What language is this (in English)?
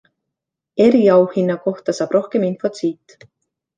Estonian